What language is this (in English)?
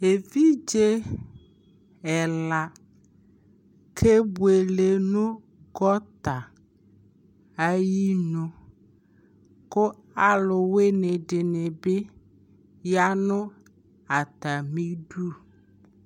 Ikposo